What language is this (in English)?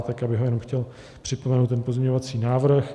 Czech